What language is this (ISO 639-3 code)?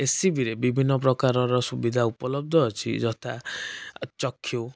ori